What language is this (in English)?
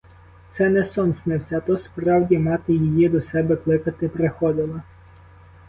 Ukrainian